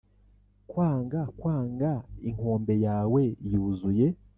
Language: Kinyarwanda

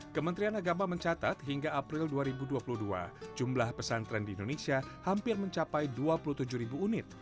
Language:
Indonesian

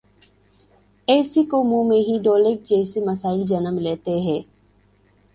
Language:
Urdu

